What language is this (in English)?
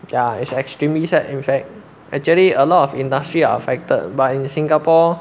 English